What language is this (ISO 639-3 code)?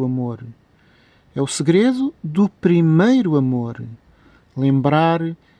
por